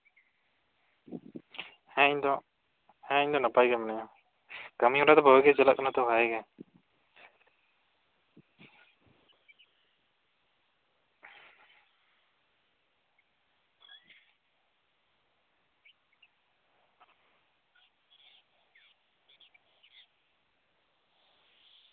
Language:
Santali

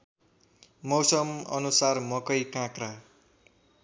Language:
Nepali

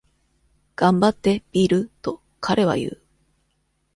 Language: Japanese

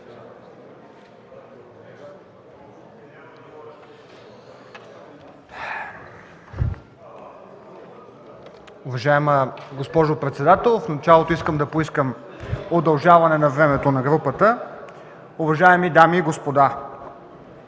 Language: Bulgarian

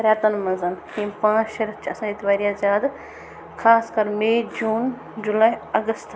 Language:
Kashmiri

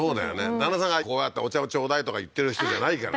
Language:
Japanese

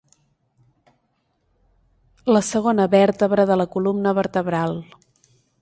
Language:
Catalan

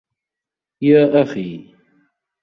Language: Arabic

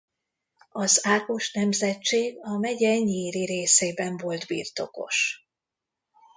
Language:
Hungarian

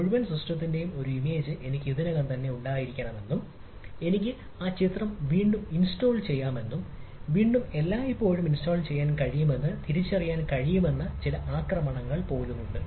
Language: Malayalam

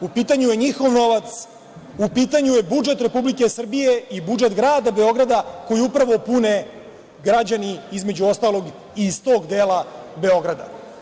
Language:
Serbian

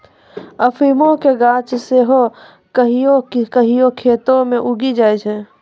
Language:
Maithili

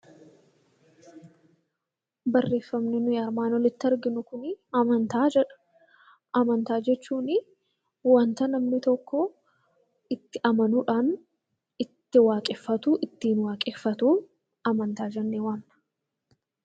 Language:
Oromo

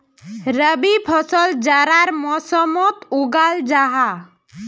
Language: Magahi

